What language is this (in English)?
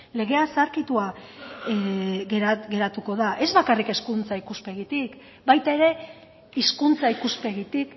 Basque